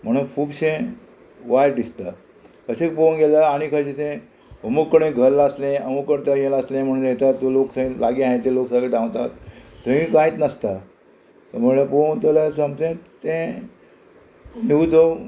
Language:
Konkani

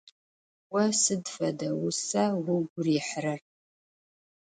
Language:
Adyghe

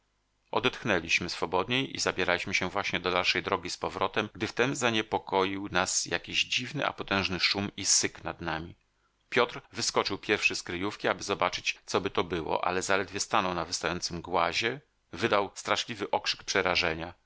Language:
Polish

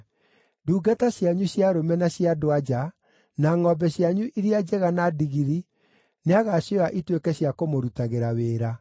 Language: Kikuyu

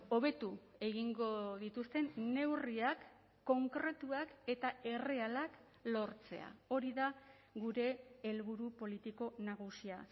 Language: Basque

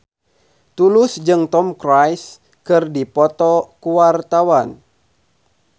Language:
Sundanese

